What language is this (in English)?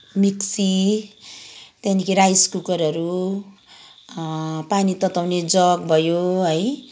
Nepali